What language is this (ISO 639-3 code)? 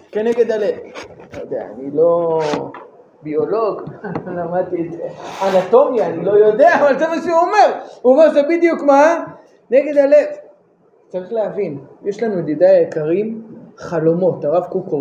heb